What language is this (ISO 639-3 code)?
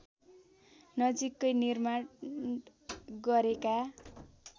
nep